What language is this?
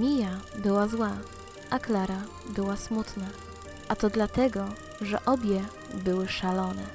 Polish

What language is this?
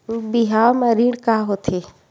Chhattisgarhi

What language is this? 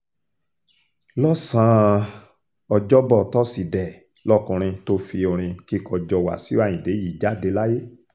Yoruba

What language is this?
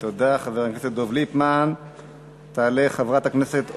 Hebrew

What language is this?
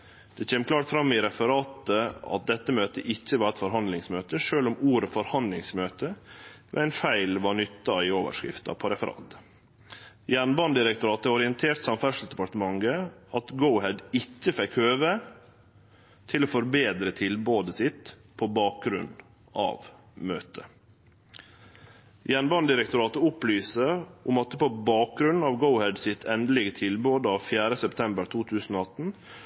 Norwegian Nynorsk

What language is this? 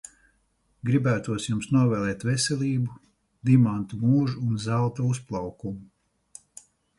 Latvian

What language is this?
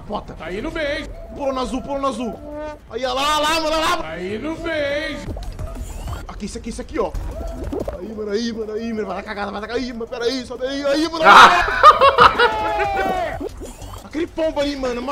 Portuguese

